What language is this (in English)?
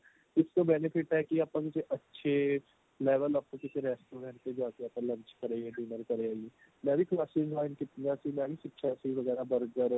Punjabi